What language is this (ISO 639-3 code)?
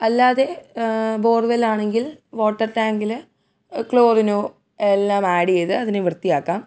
mal